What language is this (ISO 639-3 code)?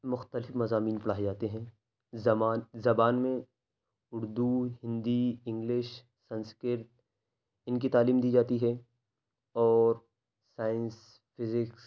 urd